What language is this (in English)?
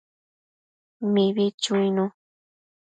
Matsés